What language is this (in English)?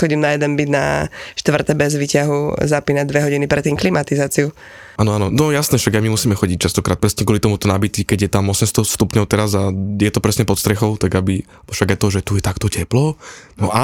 Slovak